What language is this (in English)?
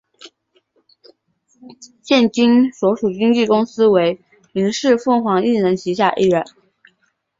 Chinese